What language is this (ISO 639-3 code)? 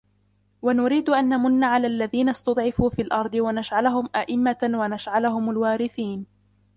ara